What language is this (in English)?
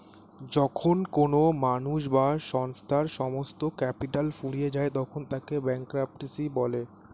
Bangla